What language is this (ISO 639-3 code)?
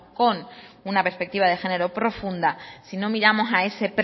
spa